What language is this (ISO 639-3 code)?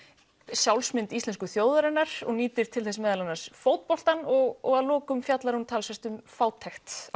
isl